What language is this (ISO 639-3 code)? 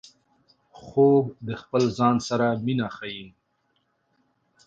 pus